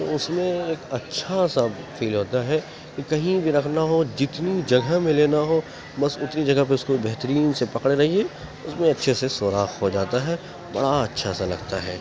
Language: Urdu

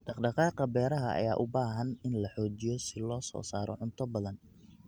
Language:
Somali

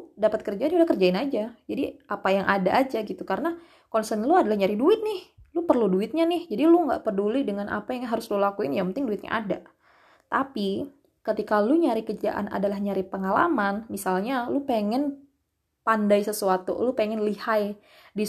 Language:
Indonesian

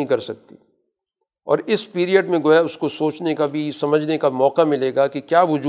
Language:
Urdu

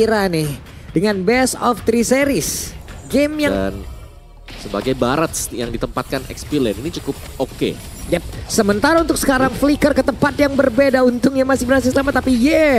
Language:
Indonesian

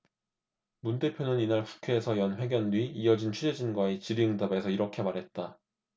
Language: Korean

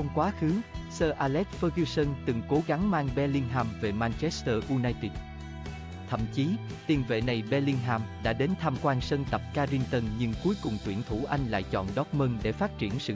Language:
Vietnamese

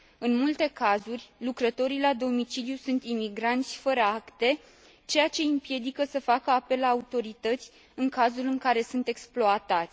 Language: Romanian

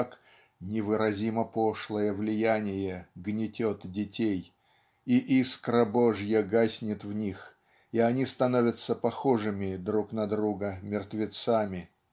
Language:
Russian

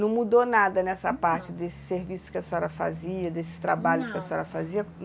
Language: Portuguese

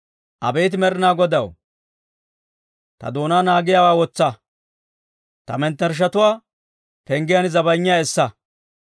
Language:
Dawro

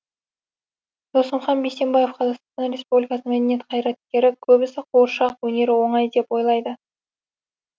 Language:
Kazakh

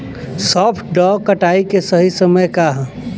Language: Bhojpuri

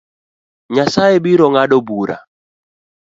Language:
Luo (Kenya and Tanzania)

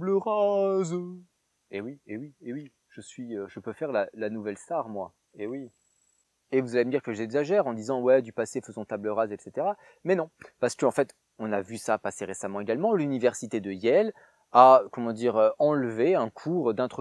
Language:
French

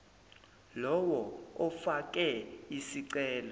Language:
Zulu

